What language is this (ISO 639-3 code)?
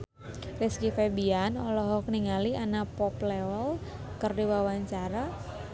sun